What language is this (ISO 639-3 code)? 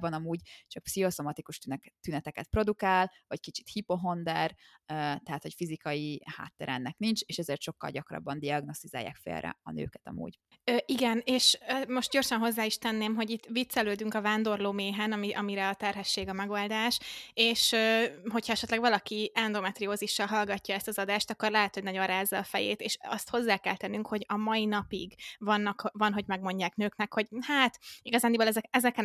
hun